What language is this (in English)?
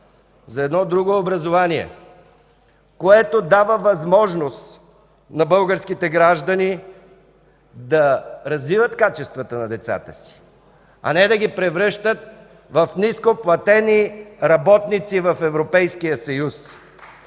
Bulgarian